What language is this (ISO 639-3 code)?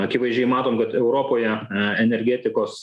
lit